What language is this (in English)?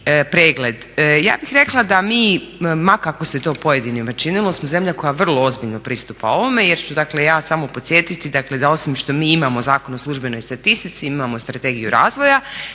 Croatian